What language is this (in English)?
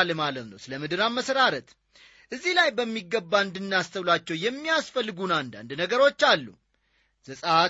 Amharic